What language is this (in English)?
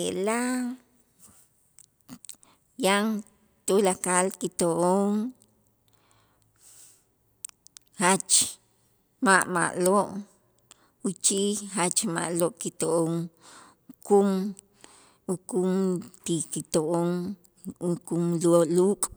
Itzá